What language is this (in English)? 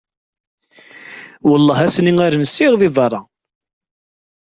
Kabyle